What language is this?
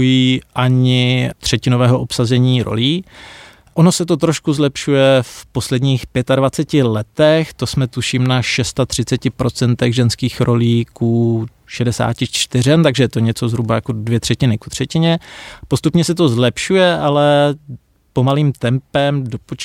Czech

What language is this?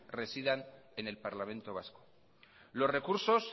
Spanish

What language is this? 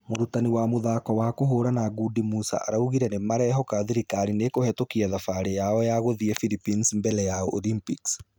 Kikuyu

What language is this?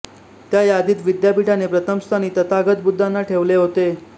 Marathi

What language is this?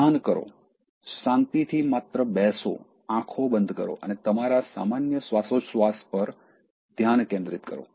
Gujarati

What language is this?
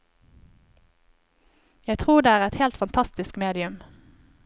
Norwegian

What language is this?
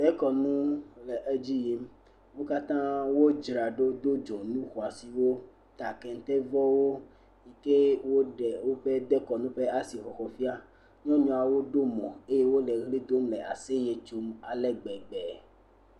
Ewe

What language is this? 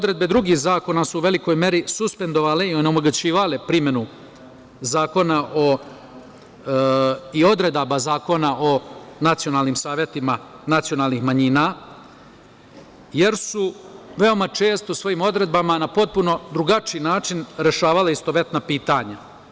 Serbian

